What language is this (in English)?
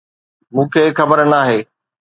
Sindhi